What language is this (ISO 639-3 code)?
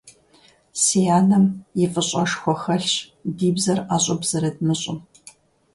kbd